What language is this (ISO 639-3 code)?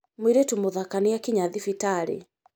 kik